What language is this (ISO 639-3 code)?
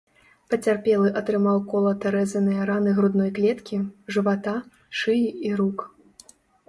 bel